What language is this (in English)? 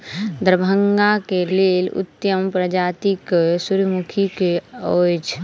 Maithili